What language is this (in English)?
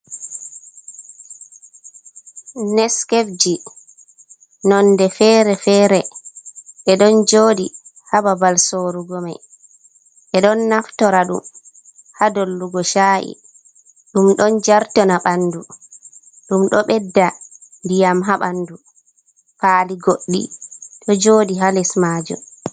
Fula